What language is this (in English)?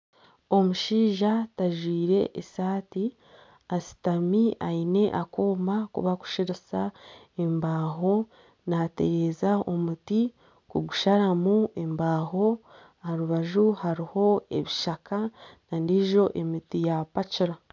Nyankole